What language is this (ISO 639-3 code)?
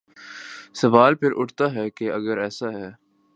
urd